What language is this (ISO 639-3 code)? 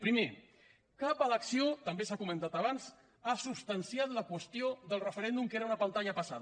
cat